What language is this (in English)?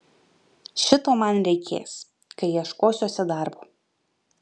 Lithuanian